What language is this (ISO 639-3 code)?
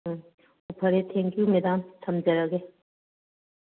mni